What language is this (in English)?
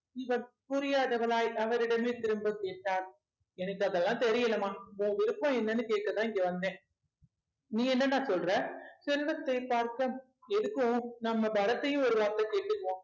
Tamil